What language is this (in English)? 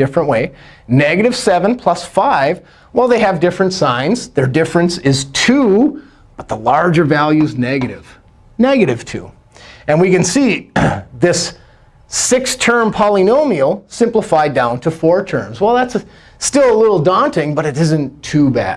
English